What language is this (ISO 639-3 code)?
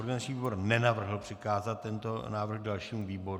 ces